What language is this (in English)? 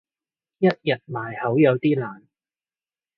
Cantonese